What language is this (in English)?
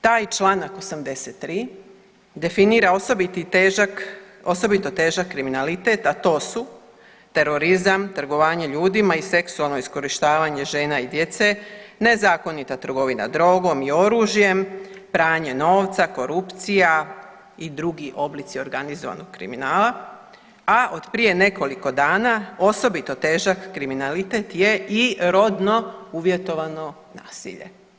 Croatian